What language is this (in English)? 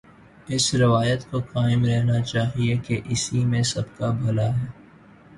Urdu